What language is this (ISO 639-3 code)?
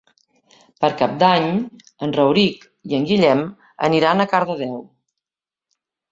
cat